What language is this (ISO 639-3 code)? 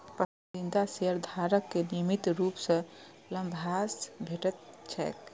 mai